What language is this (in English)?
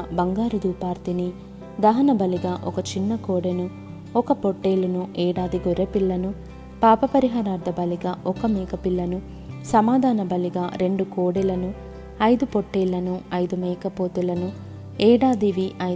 Telugu